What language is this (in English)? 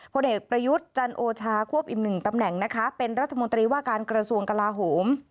Thai